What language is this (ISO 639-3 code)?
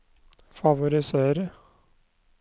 nor